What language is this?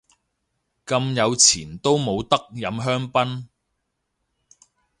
Cantonese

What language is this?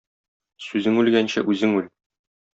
Tatar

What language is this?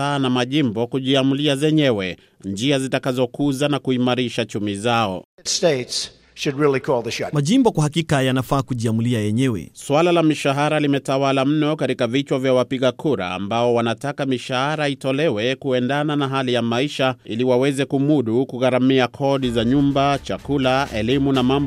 Swahili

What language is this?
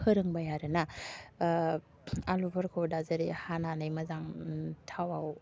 Bodo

